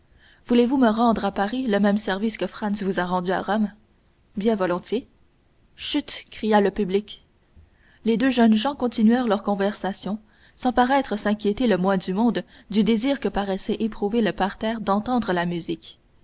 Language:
French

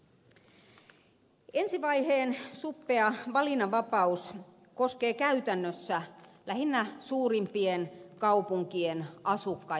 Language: Finnish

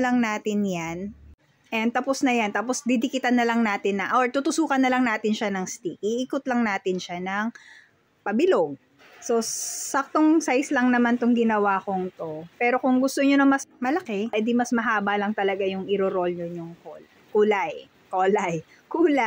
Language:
Filipino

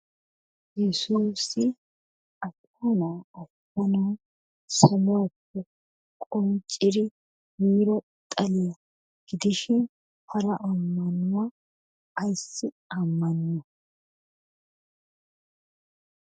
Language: Wolaytta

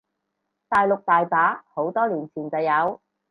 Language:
Cantonese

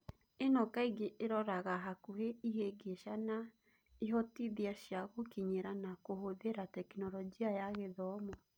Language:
Kikuyu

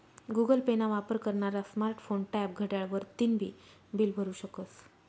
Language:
Marathi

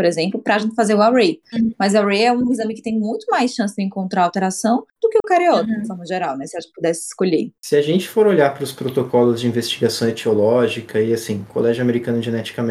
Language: Portuguese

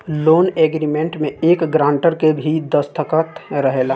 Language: Bhojpuri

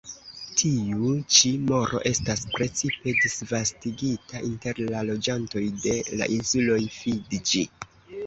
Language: Esperanto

